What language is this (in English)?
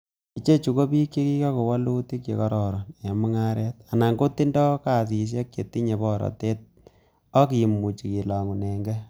Kalenjin